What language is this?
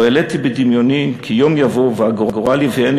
Hebrew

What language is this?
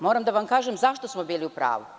Serbian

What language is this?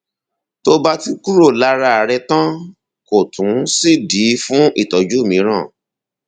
Yoruba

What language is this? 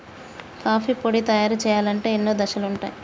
Telugu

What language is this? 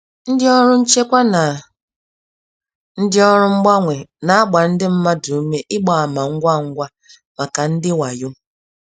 Igbo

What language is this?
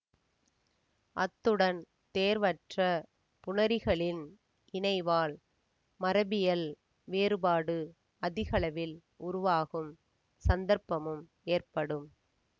Tamil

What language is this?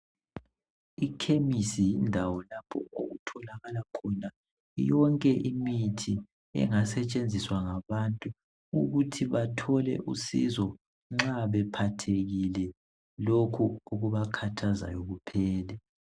North Ndebele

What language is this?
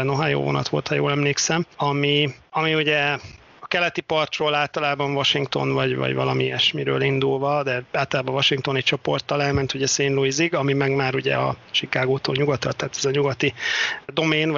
Hungarian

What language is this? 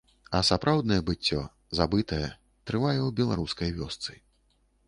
Belarusian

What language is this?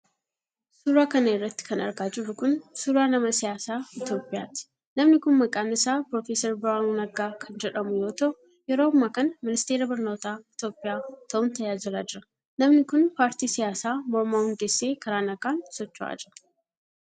Oromo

